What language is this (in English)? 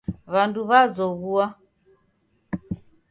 Taita